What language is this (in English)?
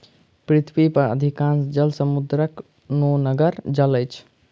Maithili